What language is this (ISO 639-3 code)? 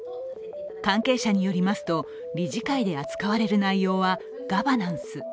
jpn